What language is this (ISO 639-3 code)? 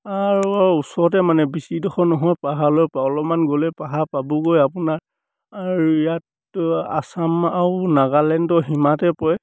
asm